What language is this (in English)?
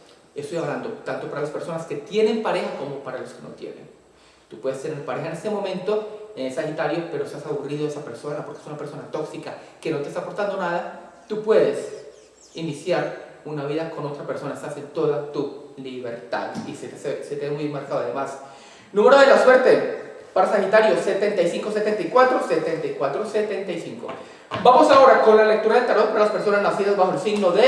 Spanish